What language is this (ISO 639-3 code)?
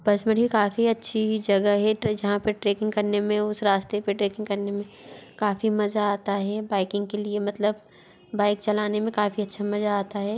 hin